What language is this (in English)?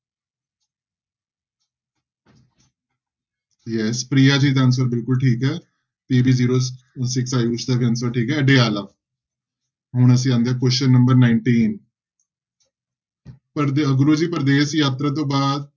Punjabi